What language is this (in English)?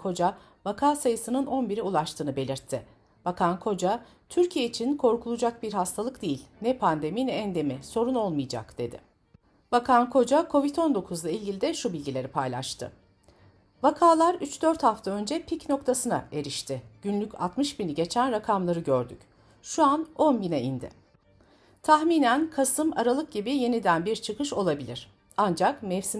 Turkish